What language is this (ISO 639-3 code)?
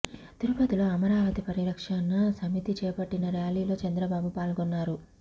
tel